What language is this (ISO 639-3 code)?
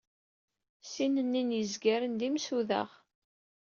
kab